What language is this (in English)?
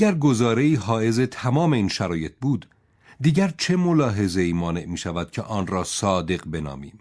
Persian